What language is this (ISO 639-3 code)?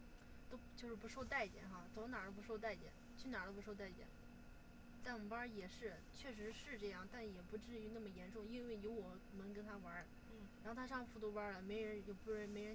zho